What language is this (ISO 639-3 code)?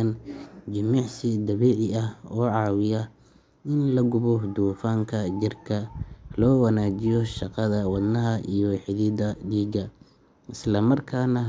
som